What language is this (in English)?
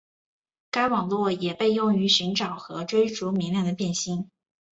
Chinese